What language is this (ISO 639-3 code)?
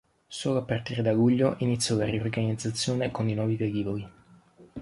ita